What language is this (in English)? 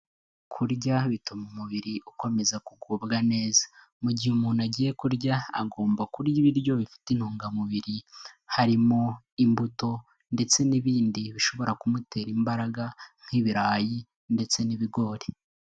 Kinyarwanda